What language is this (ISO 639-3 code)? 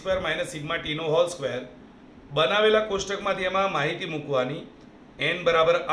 hin